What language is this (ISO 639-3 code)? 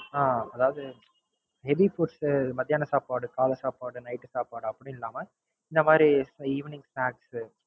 tam